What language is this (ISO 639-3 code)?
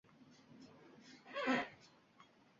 uzb